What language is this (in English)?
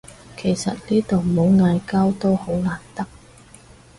Cantonese